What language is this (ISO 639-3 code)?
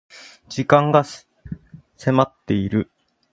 jpn